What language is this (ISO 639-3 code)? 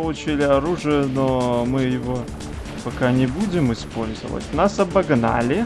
rus